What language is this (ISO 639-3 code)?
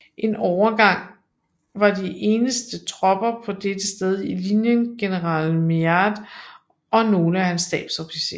dan